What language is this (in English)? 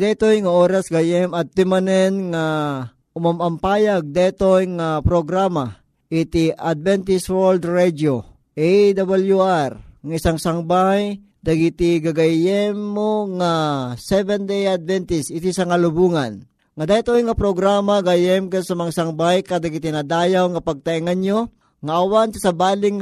Filipino